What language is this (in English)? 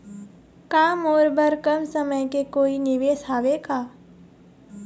Chhattisgarhi